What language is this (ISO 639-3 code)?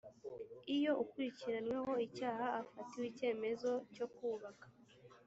kin